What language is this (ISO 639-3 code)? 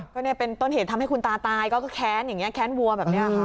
tha